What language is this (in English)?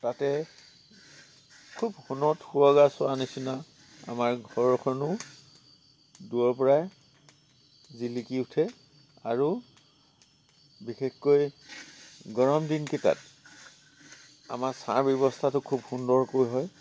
Assamese